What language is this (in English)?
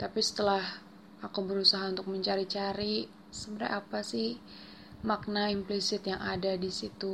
Indonesian